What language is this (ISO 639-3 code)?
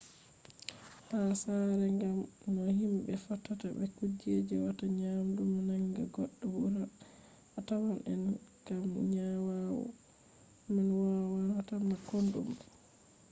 ful